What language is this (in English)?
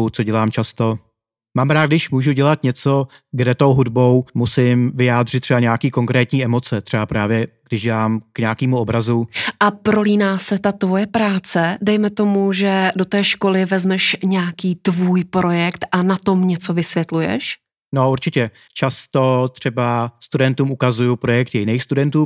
Czech